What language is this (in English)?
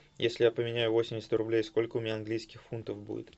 Russian